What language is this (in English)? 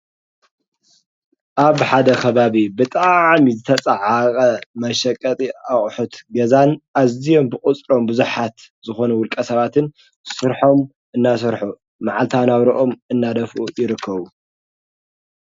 Tigrinya